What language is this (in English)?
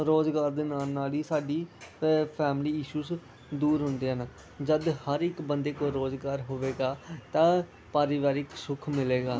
Punjabi